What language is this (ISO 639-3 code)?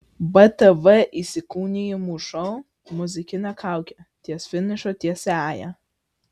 lit